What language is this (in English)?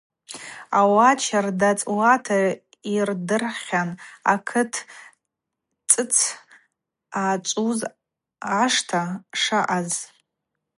Abaza